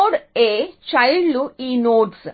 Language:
Telugu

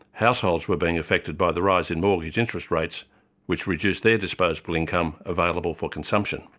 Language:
English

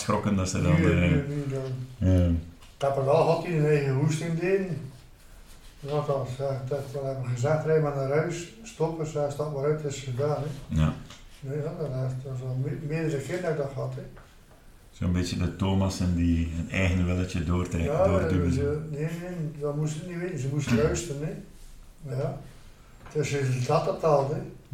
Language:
Dutch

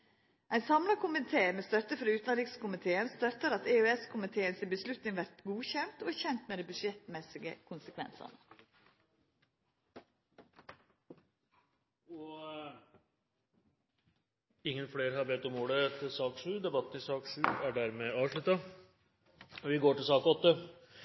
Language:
Norwegian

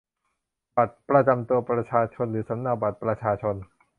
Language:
Thai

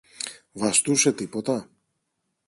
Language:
Greek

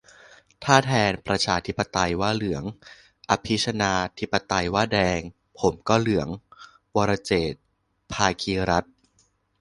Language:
Thai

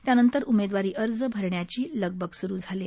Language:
Marathi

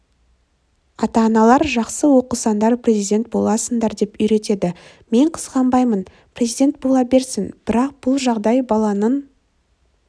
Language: Kazakh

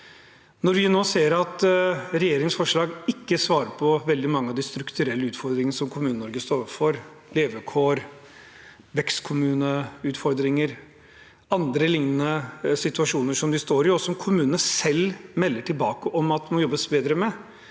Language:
Norwegian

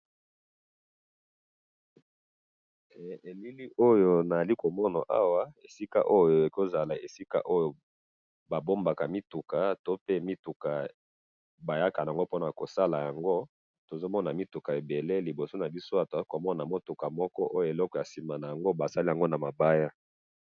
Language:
Lingala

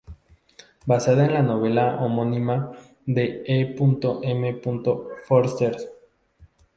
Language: Spanish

